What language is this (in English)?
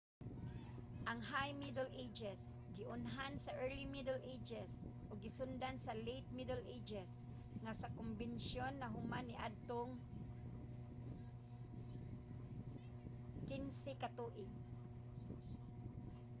Cebuano